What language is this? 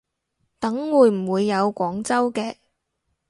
Cantonese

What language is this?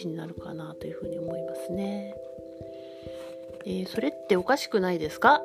Japanese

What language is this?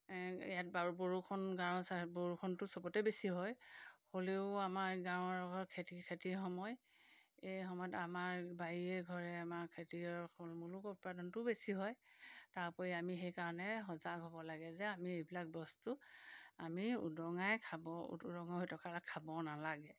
Assamese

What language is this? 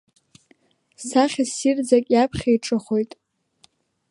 Abkhazian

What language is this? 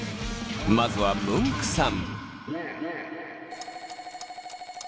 Japanese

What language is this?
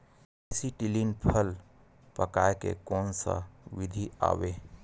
Chhattisgarhi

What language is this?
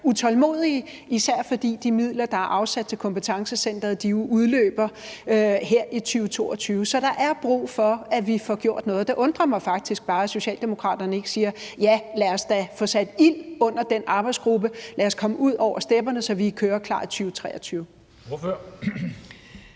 Danish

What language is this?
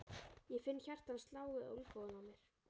Icelandic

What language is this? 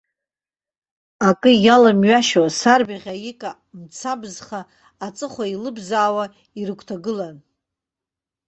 Abkhazian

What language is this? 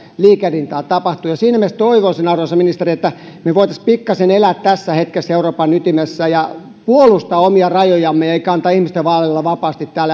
Finnish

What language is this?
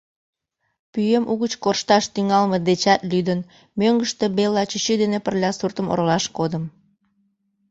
Mari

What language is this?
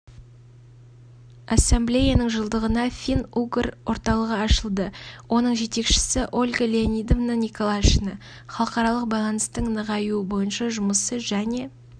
Kazakh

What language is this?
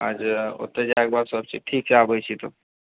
Maithili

